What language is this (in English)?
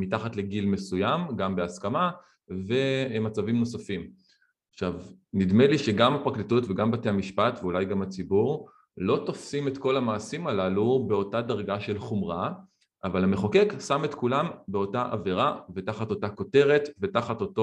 Hebrew